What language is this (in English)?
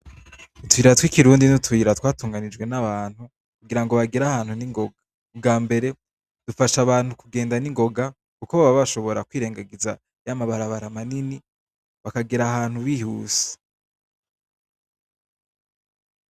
Rundi